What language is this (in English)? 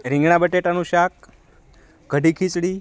Gujarati